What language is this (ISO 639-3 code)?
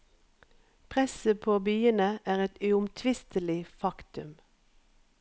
nor